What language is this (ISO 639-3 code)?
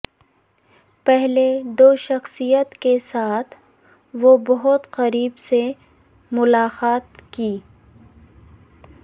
urd